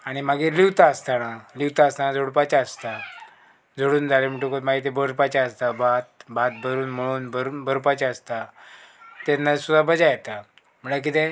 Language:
Konkani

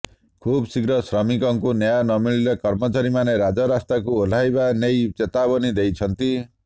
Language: Odia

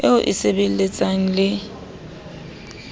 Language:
Southern Sotho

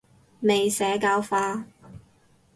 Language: Cantonese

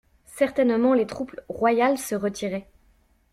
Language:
French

